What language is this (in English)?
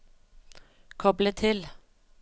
Norwegian